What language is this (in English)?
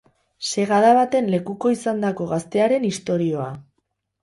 Basque